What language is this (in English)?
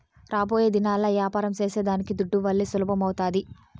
Telugu